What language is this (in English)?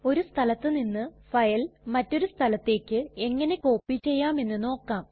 Malayalam